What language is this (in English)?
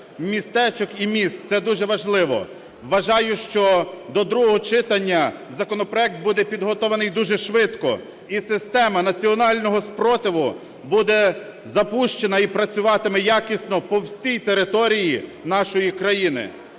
Ukrainian